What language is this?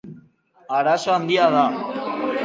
Basque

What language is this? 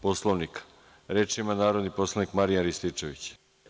Serbian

